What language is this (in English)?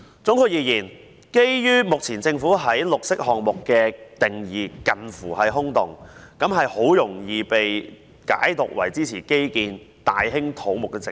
Cantonese